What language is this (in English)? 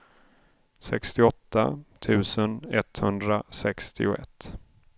Swedish